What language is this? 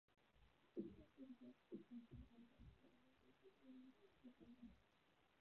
Chinese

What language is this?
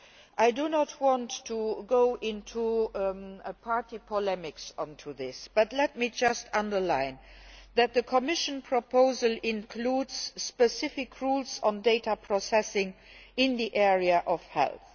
English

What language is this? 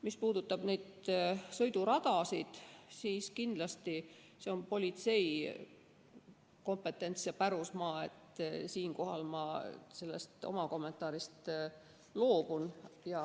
Estonian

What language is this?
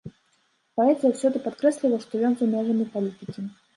Belarusian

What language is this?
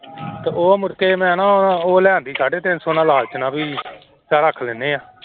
Punjabi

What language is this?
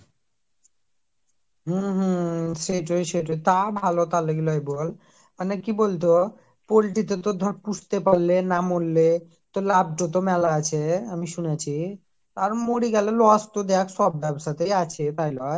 Bangla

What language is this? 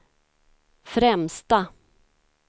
Swedish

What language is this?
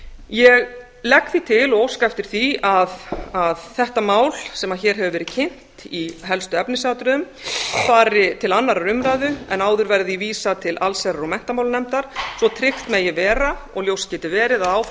Icelandic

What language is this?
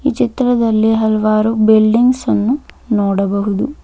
Kannada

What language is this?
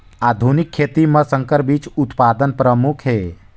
Chhattisgarhi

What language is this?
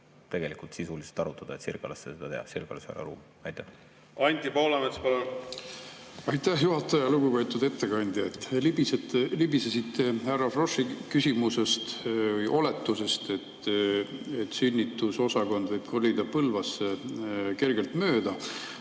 Estonian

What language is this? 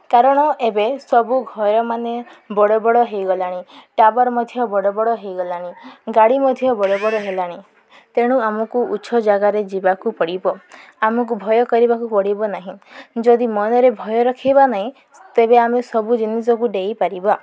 Odia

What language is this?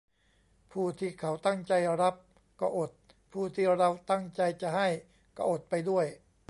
Thai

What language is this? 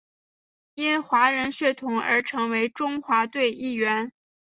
Chinese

